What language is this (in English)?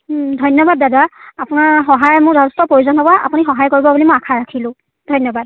Assamese